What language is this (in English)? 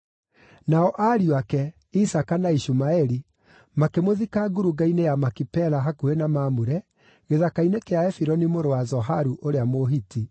Kikuyu